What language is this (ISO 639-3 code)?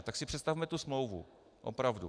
ces